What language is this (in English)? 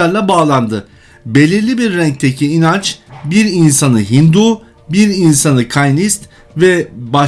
Turkish